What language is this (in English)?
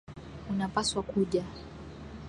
Swahili